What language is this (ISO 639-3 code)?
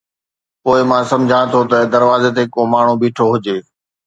snd